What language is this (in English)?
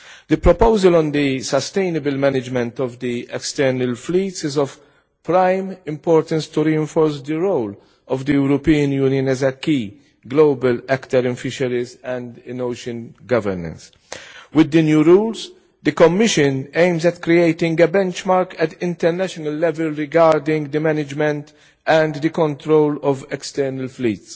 English